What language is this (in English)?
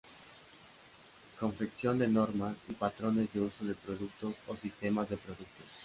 Spanish